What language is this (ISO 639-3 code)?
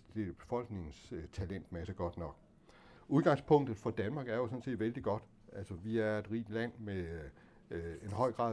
dan